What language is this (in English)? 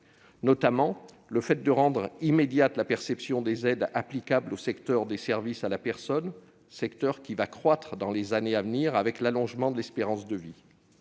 French